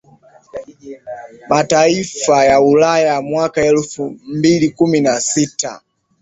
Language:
Swahili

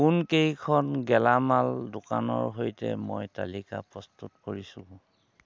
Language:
Assamese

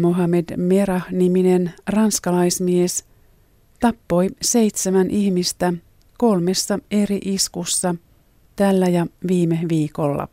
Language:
Finnish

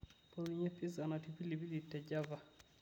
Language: Masai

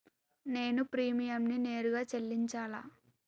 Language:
Telugu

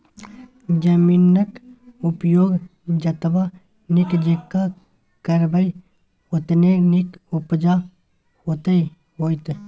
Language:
Maithili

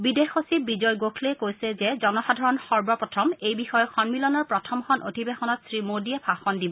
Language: Assamese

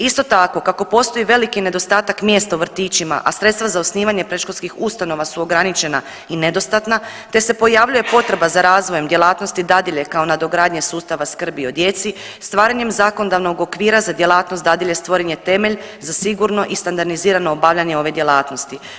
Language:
Croatian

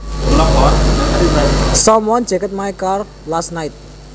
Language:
Javanese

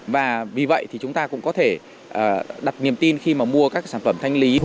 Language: Vietnamese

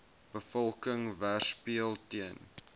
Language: Afrikaans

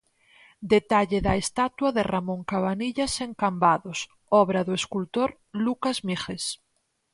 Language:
Galician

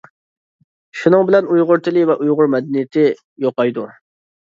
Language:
Uyghur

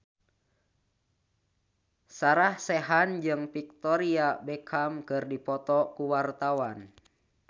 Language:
Sundanese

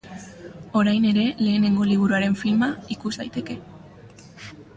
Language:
Basque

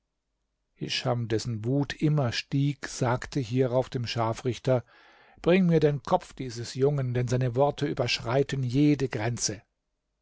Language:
German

